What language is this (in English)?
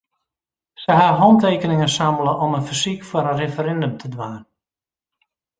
Western Frisian